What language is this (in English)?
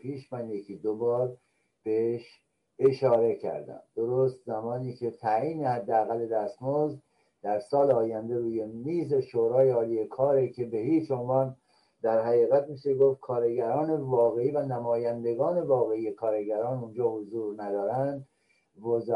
Persian